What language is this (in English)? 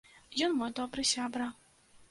Belarusian